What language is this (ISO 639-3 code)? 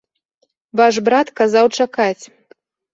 bel